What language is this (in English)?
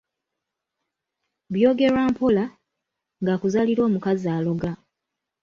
Ganda